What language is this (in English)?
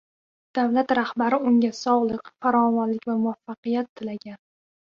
Uzbek